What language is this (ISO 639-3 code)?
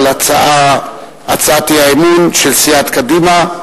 heb